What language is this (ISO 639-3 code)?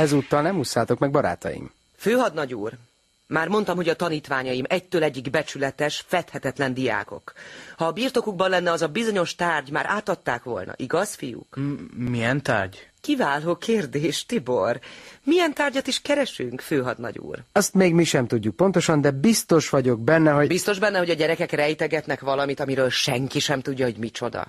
hun